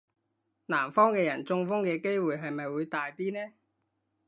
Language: Cantonese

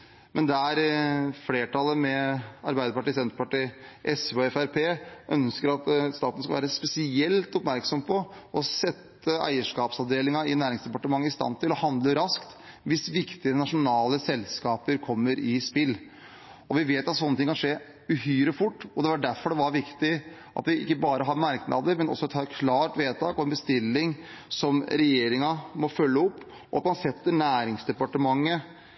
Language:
Norwegian Bokmål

